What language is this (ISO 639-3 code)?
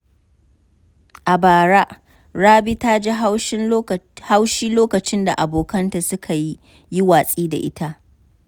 hau